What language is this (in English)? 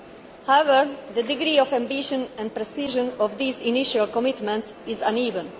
English